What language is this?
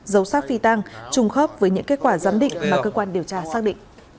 Vietnamese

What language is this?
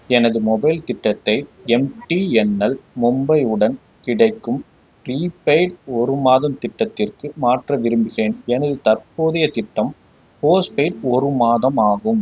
Tamil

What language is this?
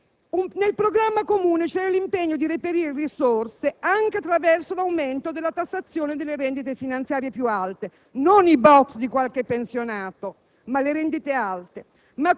Italian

